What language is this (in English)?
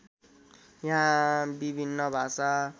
Nepali